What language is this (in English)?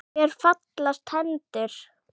Icelandic